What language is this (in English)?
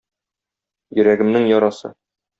Tatar